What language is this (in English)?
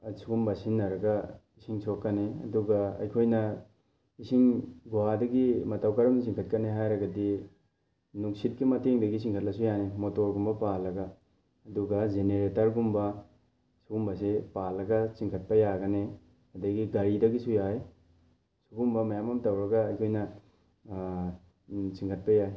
Manipuri